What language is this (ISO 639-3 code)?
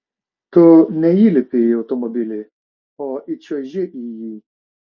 lit